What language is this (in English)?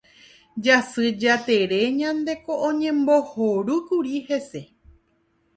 Guarani